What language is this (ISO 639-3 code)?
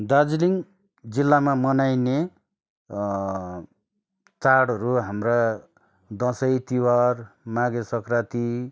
nep